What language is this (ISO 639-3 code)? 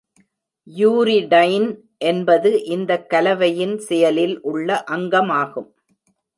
tam